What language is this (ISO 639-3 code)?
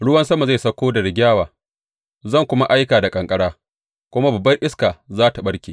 hau